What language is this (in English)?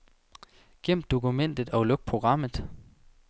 Danish